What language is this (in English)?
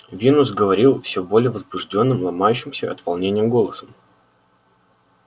Russian